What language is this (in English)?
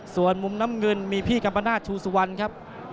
Thai